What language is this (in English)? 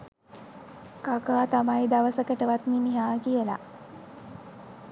Sinhala